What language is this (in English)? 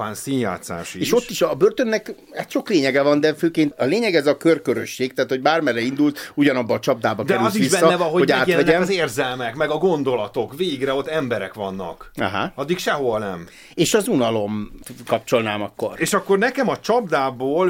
Hungarian